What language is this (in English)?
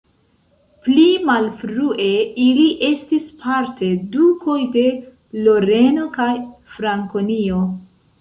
Esperanto